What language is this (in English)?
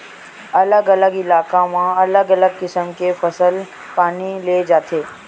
Chhattisgarhi